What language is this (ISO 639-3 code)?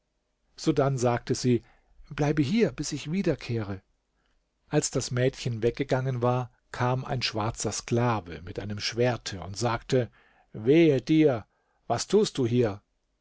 deu